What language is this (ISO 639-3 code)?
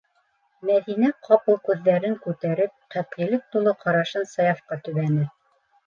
bak